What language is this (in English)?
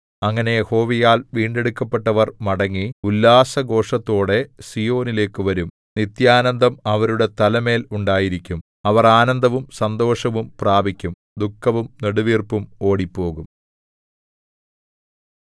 Malayalam